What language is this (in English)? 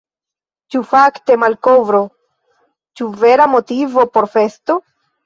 Esperanto